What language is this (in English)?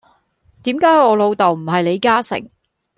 Cantonese